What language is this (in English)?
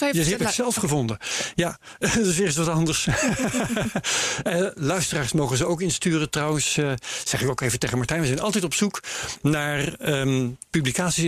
Dutch